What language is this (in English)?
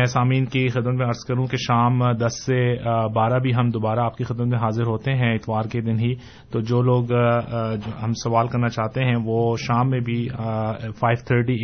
Urdu